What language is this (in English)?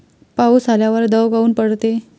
Marathi